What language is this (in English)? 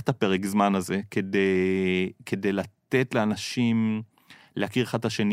Hebrew